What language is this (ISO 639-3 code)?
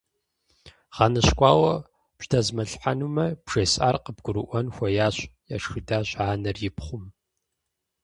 kbd